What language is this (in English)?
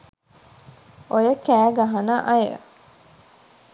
Sinhala